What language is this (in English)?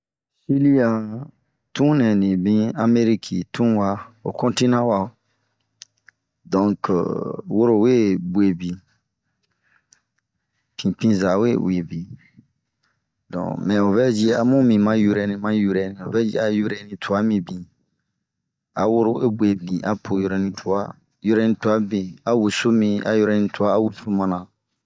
Bomu